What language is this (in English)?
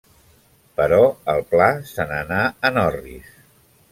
Catalan